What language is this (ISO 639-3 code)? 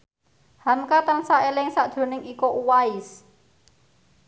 jav